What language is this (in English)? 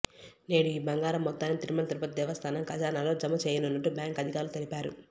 Telugu